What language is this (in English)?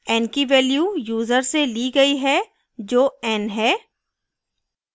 Hindi